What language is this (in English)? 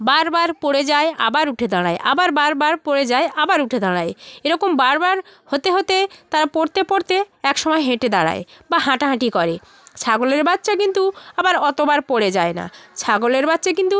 Bangla